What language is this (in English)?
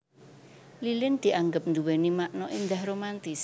Javanese